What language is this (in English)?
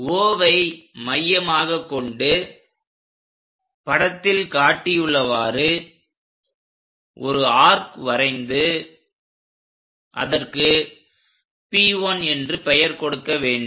Tamil